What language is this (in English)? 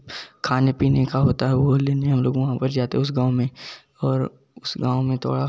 Hindi